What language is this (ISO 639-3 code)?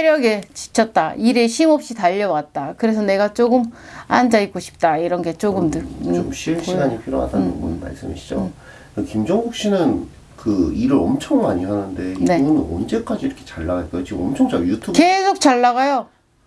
kor